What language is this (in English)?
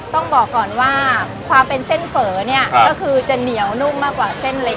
Thai